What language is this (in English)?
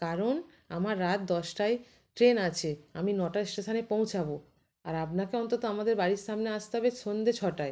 Bangla